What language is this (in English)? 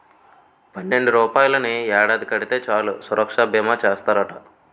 Telugu